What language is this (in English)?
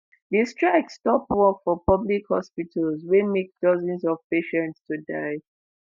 Nigerian Pidgin